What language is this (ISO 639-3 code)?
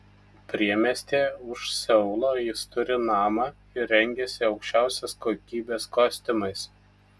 lit